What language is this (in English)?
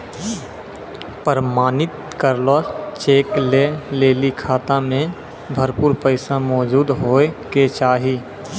Maithili